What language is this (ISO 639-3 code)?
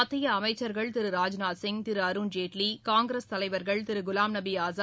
tam